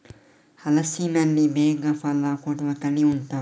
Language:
Kannada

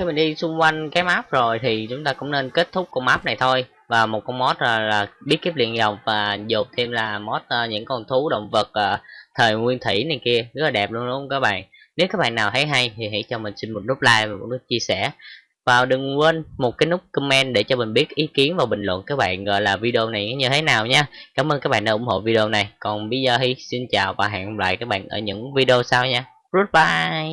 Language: Vietnamese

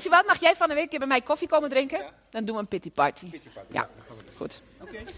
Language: Dutch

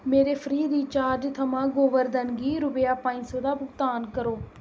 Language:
Dogri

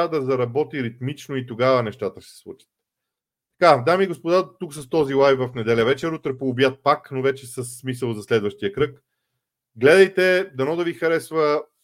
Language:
Bulgarian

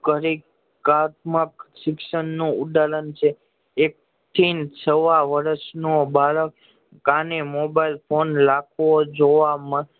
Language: Gujarati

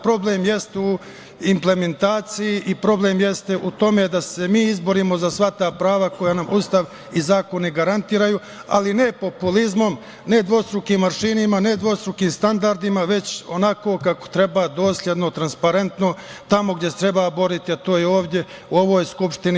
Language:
Serbian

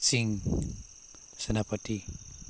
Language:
Manipuri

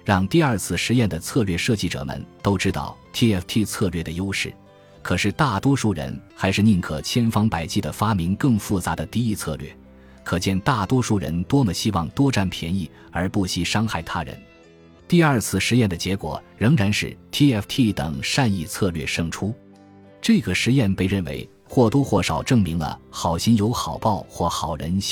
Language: Chinese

